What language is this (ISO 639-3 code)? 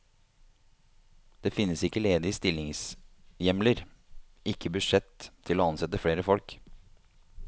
nor